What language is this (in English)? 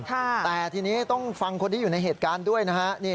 Thai